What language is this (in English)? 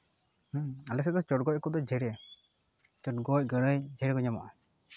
Santali